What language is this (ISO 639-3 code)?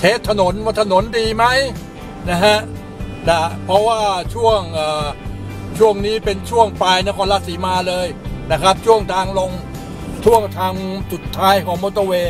tha